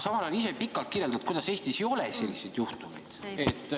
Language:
Estonian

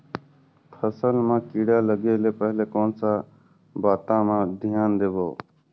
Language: Chhattisgarhi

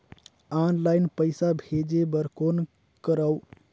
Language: Chhattisgarhi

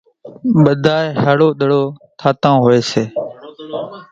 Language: Kachi Koli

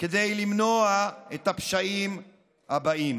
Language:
Hebrew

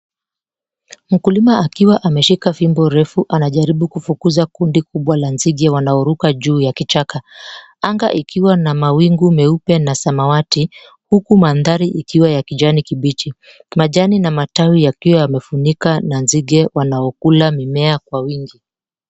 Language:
Swahili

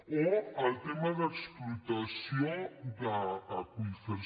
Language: Catalan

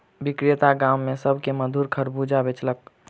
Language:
Maithili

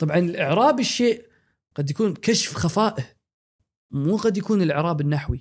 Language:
Arabic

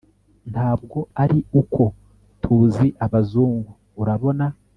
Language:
Kinyarwanda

